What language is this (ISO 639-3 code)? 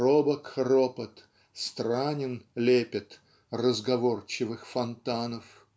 rus